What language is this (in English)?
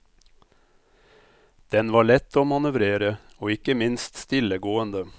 Norwegian